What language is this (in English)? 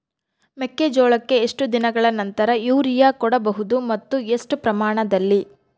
Kannada